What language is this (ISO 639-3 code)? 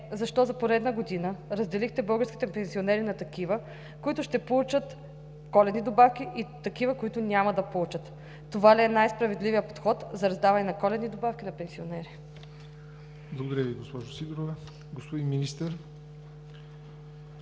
bul